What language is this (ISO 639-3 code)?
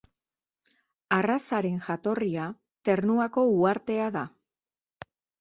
eus